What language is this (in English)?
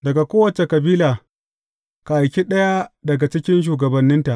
Hausa